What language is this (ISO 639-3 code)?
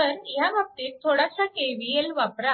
mar